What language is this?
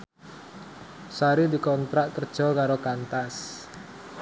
Javanese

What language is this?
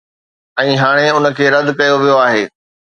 Sindhi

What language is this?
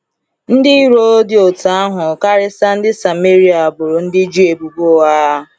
Igbo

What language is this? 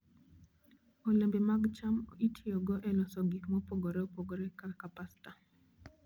Luo (Kenya and Tanzania)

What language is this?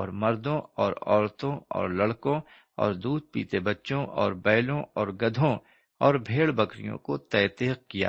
Urdu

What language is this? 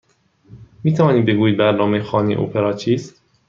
Persian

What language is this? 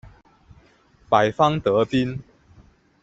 Chinese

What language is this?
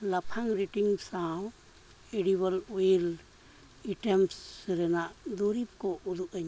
Santali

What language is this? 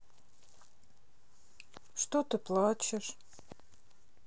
Russian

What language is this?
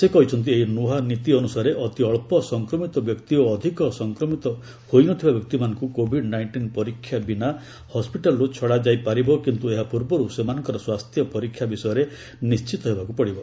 Odia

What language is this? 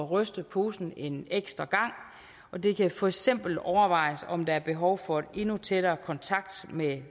Danish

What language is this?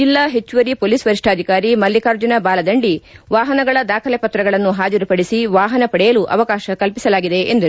Kannada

